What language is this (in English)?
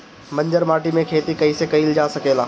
Bhojpuri